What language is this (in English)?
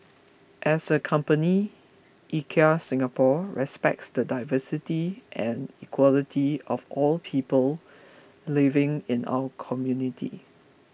English